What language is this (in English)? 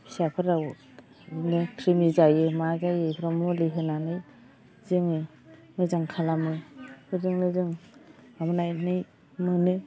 Bodo